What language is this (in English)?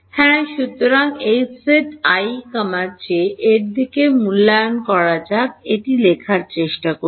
Bangla